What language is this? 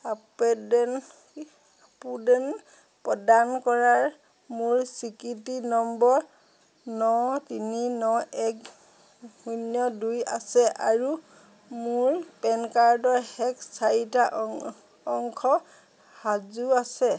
Assamese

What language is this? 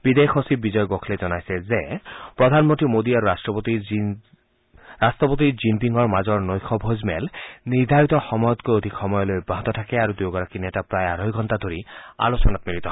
Assamese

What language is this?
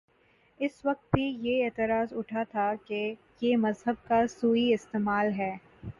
Urdu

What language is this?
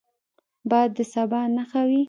Pashto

